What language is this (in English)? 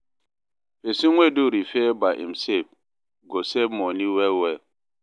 Nigerian Pidgin